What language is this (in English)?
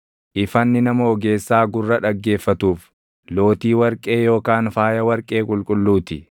Oromo